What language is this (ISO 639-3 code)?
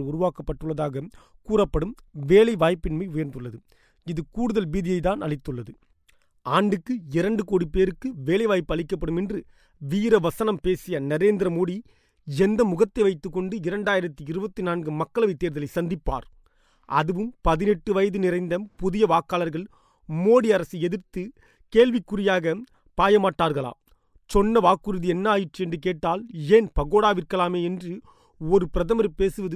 tam